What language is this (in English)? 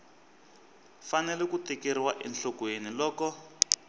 Tsonga